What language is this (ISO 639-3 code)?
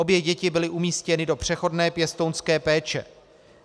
ces